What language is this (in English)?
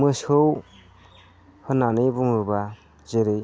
Bodo